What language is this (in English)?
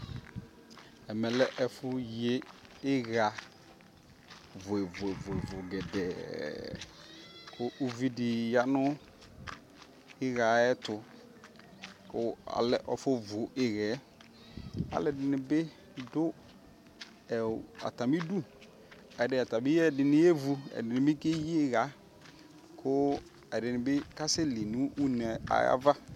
Ikposo